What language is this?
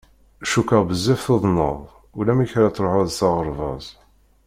Kabyle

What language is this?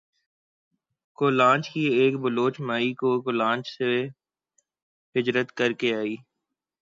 Urdu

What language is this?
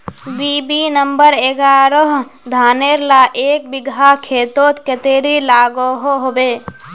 Magahi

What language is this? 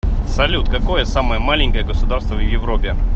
Russian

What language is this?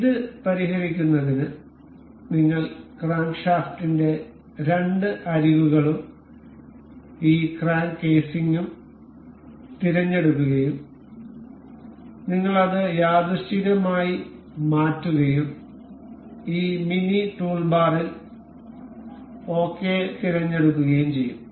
Malayalam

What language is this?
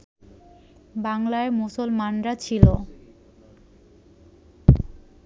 Bangla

